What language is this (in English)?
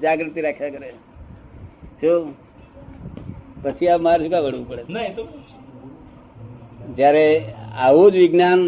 Gujarati